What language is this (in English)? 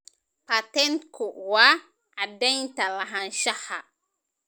Somali